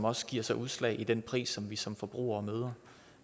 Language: Danish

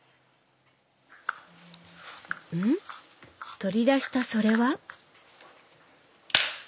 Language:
Japanese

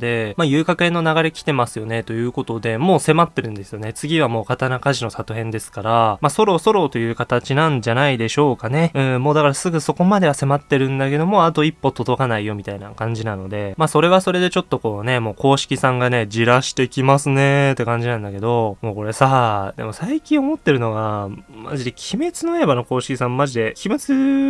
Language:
Japanese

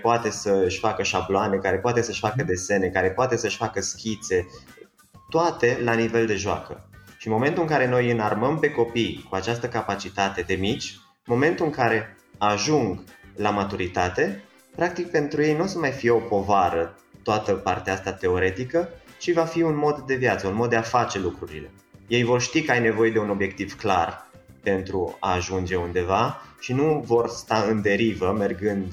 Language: Romanian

